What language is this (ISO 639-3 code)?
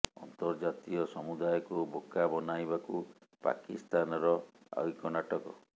ori